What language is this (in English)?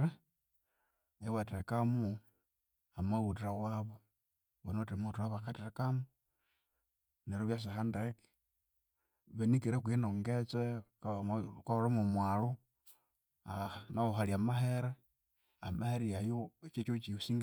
Konzo